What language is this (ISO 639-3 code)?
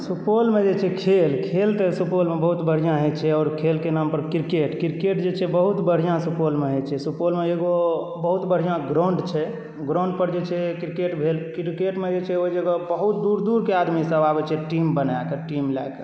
mai